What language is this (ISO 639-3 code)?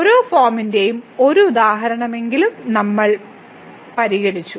mal